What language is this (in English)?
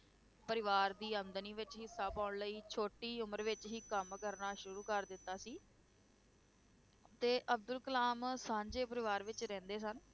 Punjabi